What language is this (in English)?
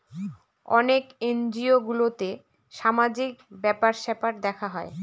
Bangla